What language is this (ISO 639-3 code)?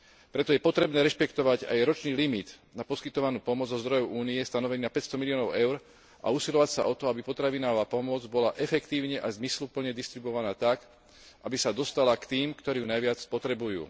slk